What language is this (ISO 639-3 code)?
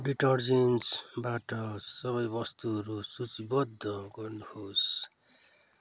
nep